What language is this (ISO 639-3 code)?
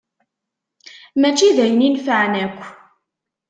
kab